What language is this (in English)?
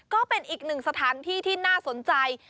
Thai